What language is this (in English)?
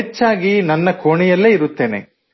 Kannada